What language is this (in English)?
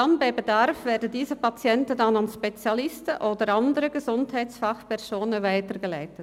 Swiss German